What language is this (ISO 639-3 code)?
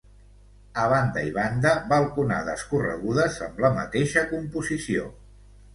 cat